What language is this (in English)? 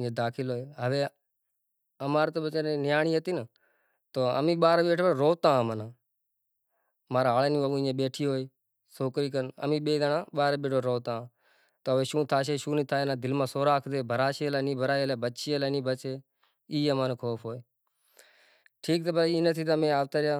Kachi Koli